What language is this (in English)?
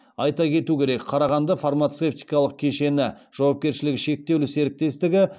Kazakh